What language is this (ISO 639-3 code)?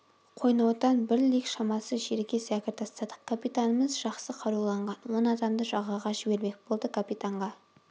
kaz